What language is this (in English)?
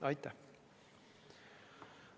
Estonian